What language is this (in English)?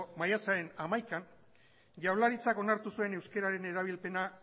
Basque